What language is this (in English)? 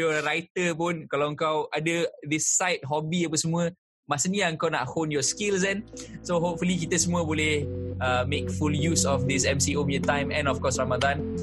Malay